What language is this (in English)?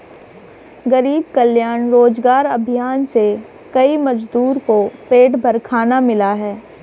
Hindi